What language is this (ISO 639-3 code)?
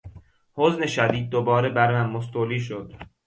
fas